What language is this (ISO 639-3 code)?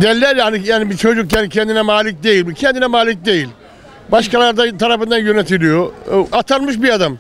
tur